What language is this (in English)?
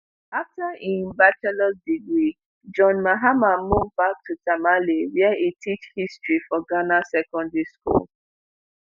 Nigerian Pidgin